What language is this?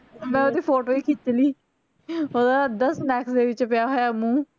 Punjabi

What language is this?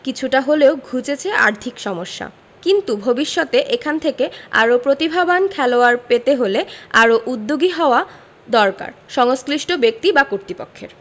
Bangla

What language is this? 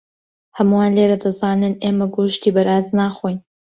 Central Kurdish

